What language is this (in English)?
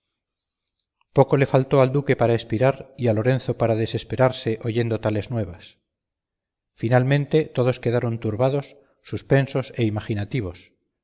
Spanish